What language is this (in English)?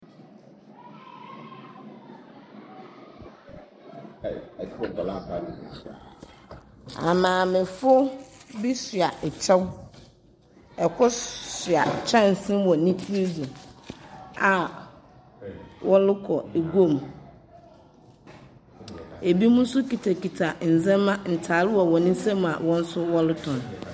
Akan